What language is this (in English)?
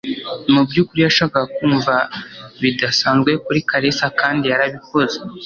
Kinyarwanda